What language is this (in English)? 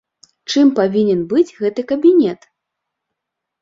Belarusian